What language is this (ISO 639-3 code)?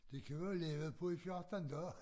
dan